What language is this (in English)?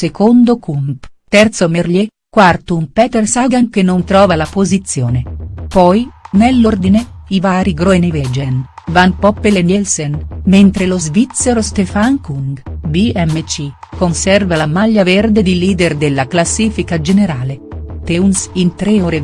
Italian